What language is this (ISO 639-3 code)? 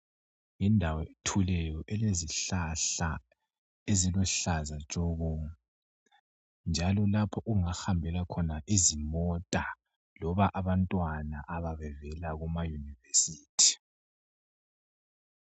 nde